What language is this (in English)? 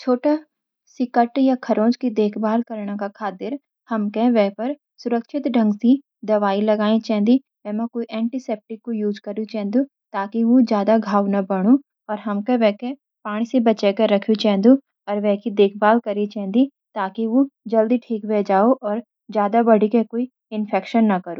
Garhwali